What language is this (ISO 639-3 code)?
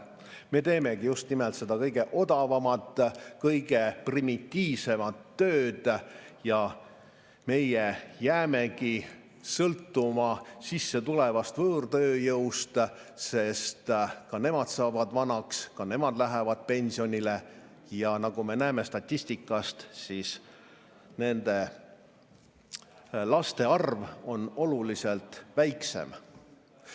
est